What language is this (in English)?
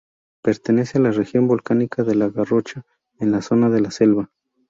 Spanish